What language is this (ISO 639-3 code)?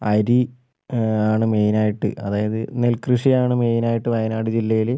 mal